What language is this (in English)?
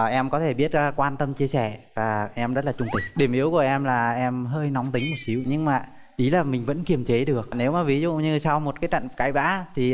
Vietnamese